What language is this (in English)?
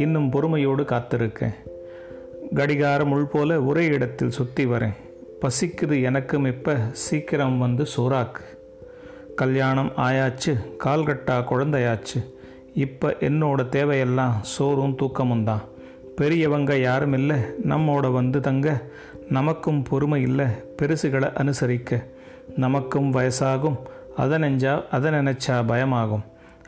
Tamil